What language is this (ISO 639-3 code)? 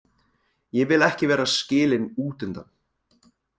isl